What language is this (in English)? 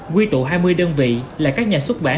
Vietnamese